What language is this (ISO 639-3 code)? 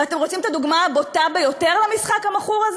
heb